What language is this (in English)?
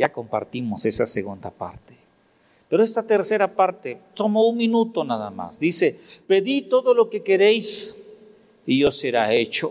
Spanish